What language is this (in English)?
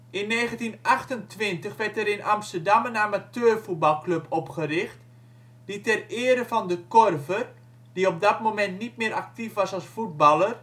Dutch